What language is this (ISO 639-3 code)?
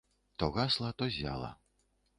bel